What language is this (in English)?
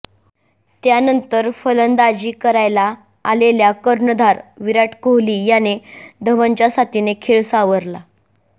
Marathi